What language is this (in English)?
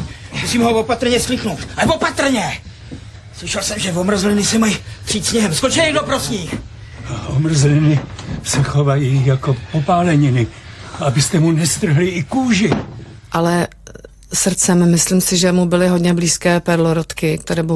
Czech